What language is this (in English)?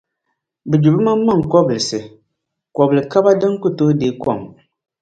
Dagbani